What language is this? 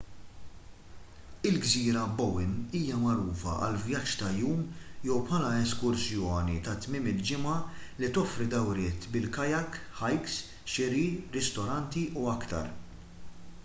Maltese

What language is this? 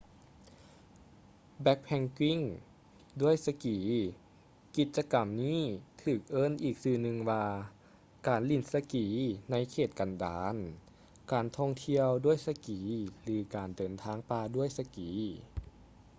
Lao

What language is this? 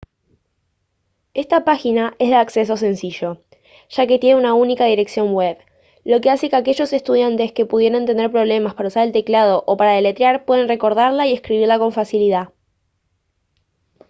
Spanish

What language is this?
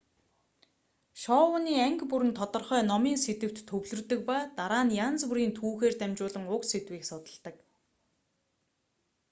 Mongolian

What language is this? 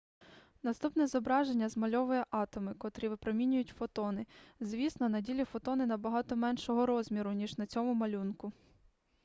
Ukrainian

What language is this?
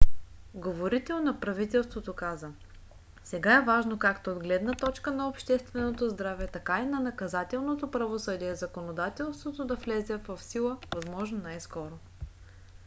Bulgarian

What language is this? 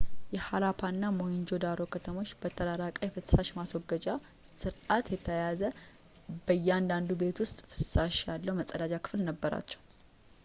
Amharic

